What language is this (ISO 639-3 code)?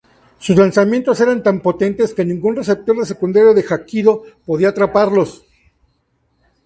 spa